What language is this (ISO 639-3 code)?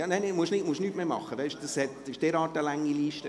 gsw